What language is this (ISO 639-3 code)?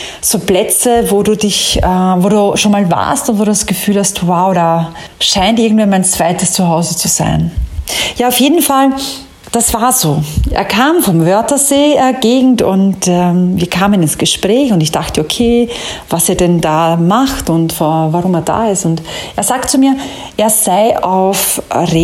deu